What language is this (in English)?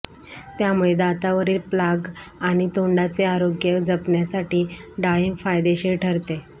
Marathi